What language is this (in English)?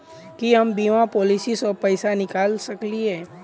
Maithili